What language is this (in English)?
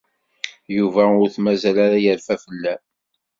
Kabyle